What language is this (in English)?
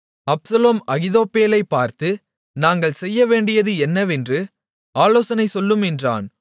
Tamil